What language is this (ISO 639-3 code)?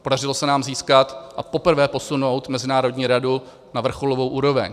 ces